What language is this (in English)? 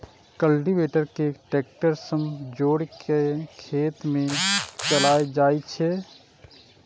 Maithili